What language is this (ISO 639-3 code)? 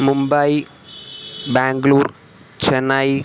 san